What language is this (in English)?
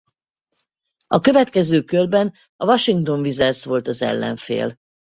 Hungarian